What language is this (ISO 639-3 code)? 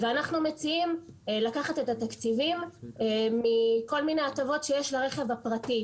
heb